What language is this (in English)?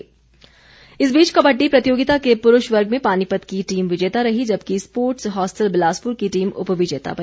Hindi